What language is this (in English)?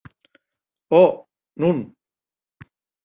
Occitan